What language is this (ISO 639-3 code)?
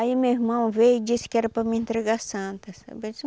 por